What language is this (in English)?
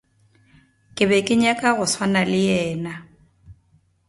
Northern Sotho